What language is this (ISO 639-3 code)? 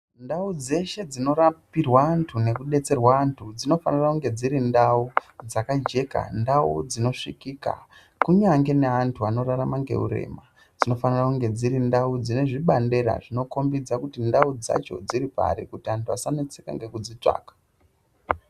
ndc